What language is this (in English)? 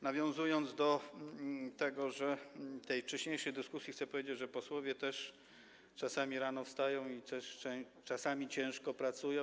Polish